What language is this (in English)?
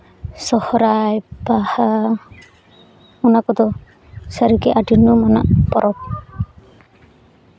Santali